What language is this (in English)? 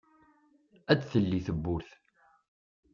Kabyle